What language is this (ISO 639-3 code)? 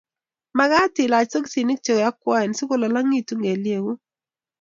kln